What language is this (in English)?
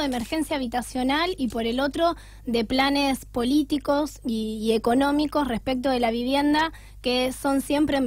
Spanish